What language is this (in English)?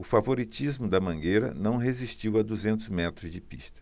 Portuguese